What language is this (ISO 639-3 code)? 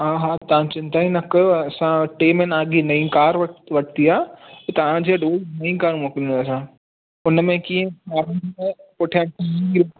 snd